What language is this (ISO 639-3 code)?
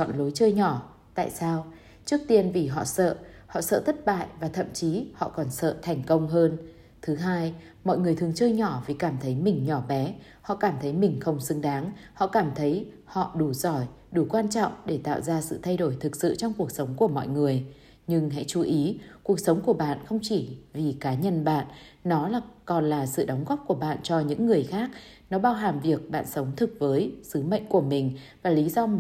vie